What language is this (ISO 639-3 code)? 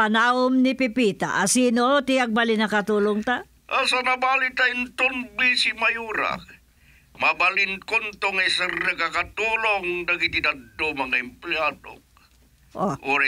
fil